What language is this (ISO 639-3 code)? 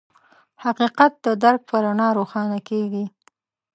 pus